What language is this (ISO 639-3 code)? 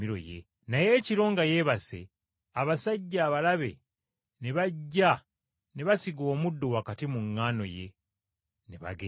lug